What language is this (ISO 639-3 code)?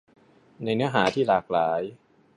tha